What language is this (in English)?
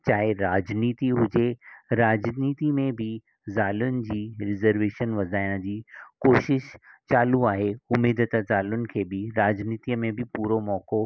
Sindhi